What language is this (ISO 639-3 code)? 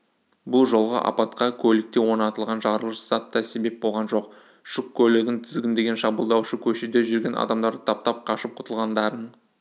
kaz